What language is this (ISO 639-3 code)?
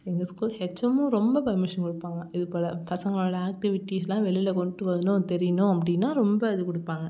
tam